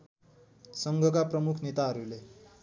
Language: Nepali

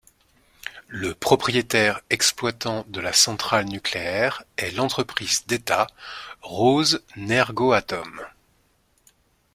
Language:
French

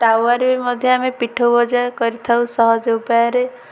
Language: Odia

